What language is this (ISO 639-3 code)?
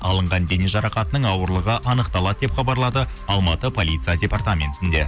kaz